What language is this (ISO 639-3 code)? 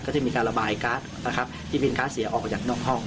tha